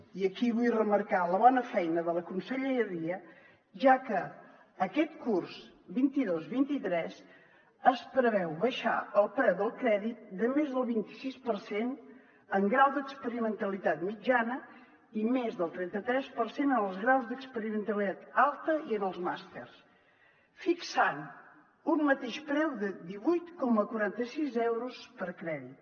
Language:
Catalan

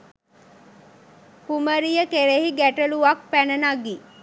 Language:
Sinhala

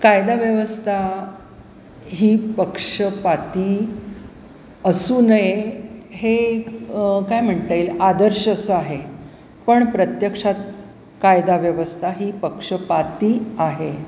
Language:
Marathi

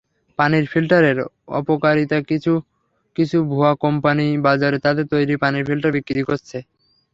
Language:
Bangla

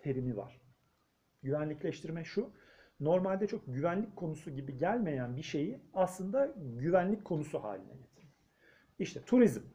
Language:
Turkish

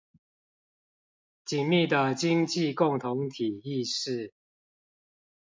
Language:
Chinese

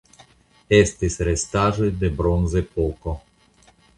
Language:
Esperanto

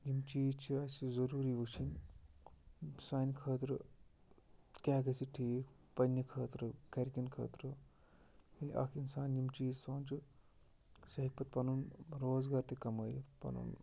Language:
Kashmiri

